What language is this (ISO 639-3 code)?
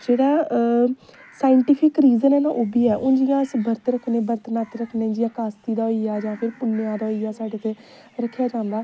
doi